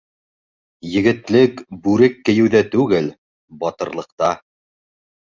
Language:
Bashkir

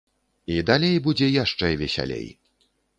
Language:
Belarusian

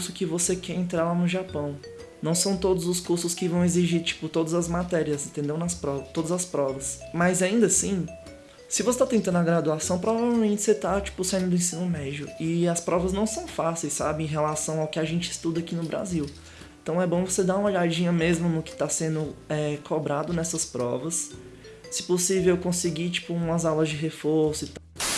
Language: Portuguese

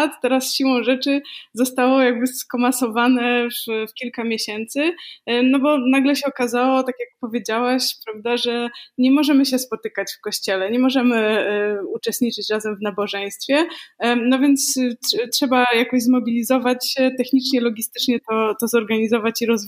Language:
Polish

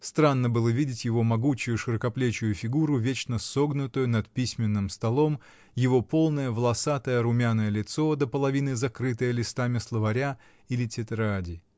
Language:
Russian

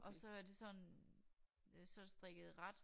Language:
Danish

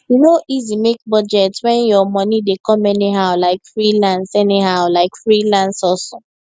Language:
Nigerian Pidgin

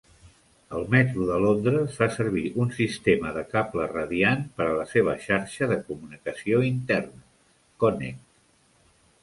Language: Catalan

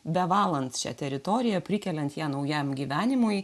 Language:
Lithuanian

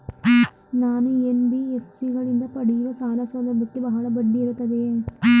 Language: Kannada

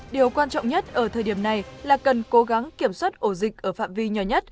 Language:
Vietnamese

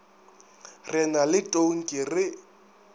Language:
Northern Sotho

